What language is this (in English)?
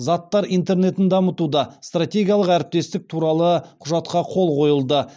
Kazakh